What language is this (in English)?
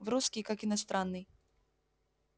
Russian